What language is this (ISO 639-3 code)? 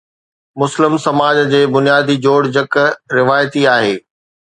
snd